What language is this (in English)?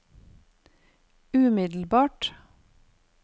Norwegian